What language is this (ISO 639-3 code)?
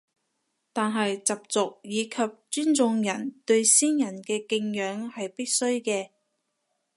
yue